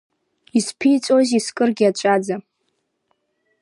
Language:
Abkhazian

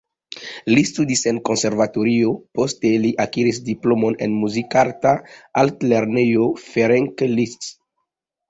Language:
Esperanto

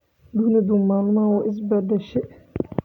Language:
Somali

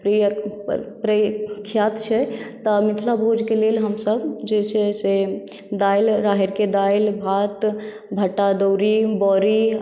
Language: Maithili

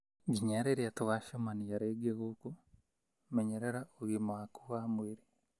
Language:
Kikuyu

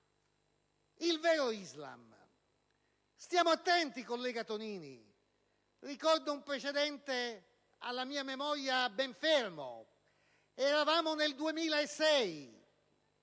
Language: Italian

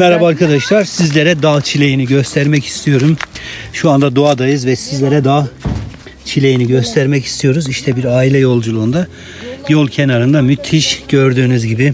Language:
Turkish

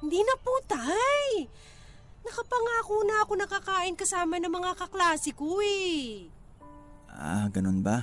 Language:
Filipino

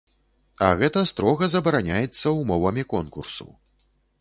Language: Belarusian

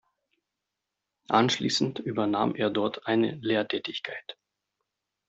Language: German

